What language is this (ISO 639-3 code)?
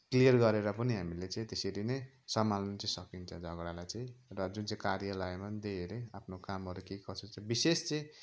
nep